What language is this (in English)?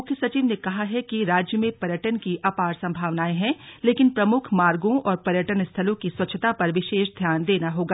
Hindi